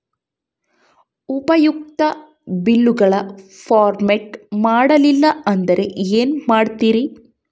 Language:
Kannada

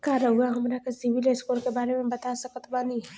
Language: Bhojpuri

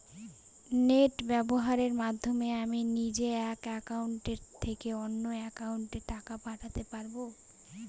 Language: Bangla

